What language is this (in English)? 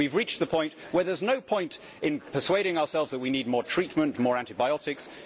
English